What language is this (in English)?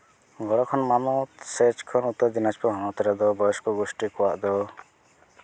Santali